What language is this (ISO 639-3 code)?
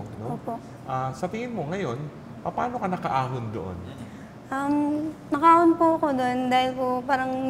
fil